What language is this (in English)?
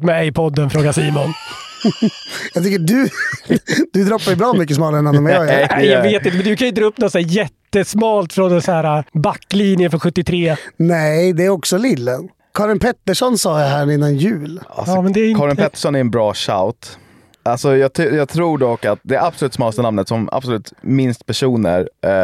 Swedish